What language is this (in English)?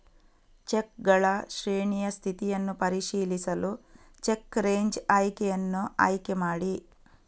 Kannada